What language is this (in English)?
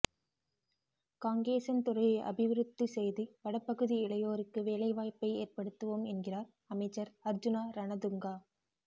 Tamil